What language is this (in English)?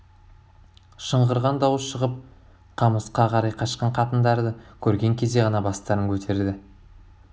Kazakh